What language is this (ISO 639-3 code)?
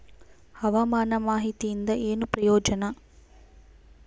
kan